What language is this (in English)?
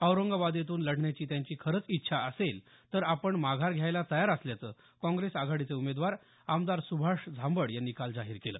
Marathi